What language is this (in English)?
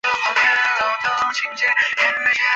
Chinese